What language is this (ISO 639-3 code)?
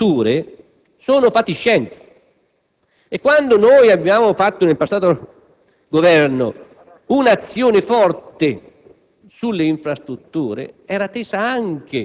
ita